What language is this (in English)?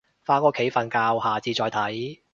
Cantonese